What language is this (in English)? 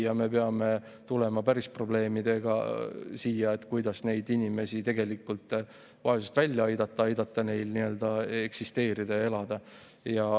Estonian